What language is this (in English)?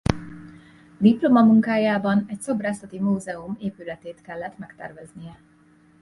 Hungarian